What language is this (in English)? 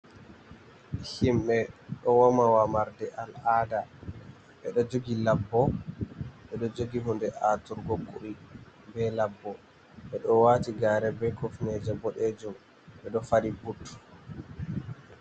Fula